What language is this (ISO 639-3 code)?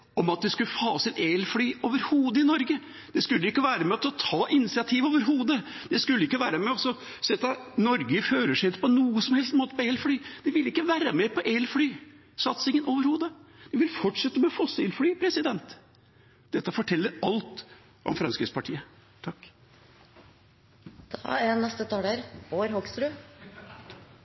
nob